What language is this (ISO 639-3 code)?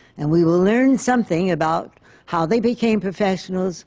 eng